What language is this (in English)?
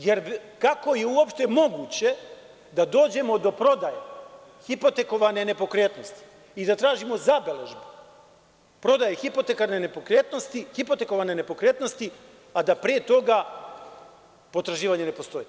Serbian